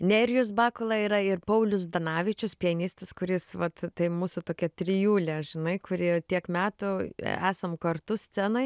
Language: Lithuanian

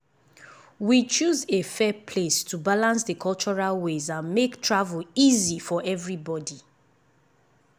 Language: Nigerian Pidgin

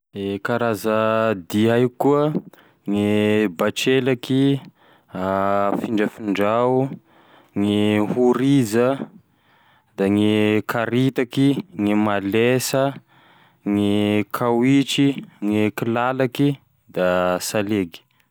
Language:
Tesaka Malagasy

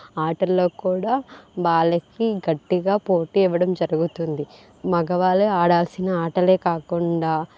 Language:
Telugu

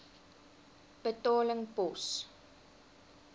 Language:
Afrikaans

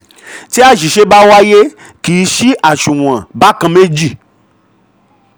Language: Yoruba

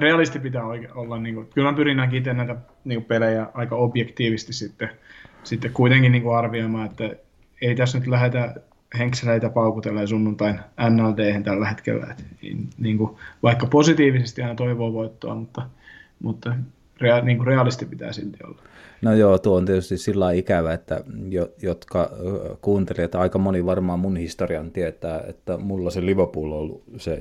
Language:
Finnish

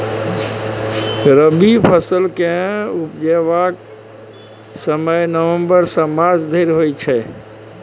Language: Maithili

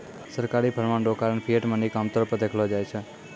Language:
Maithili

